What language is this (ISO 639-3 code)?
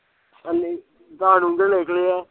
pan